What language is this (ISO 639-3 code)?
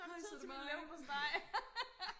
dan